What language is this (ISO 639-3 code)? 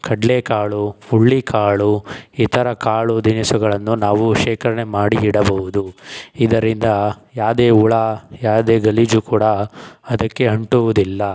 kan